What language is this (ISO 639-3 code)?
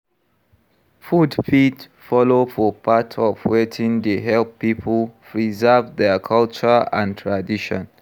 pcm